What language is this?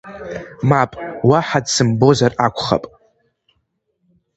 Abkhazian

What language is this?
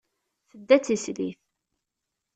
Kabyle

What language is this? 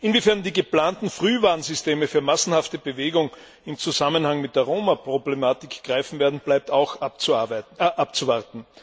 German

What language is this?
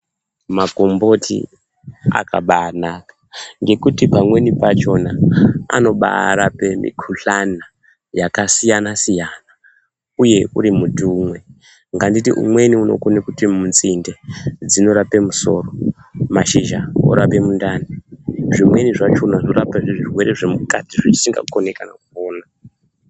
Ndau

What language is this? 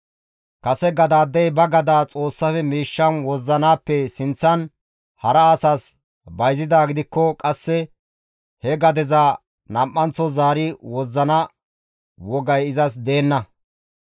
Gamo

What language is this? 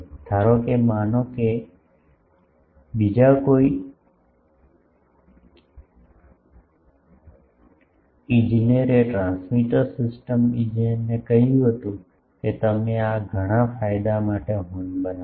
Gujarati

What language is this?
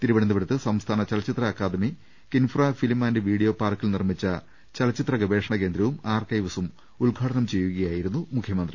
Malayalam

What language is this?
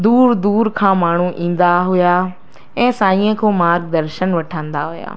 Sindhi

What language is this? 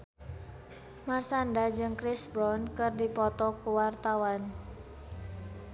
Sundanese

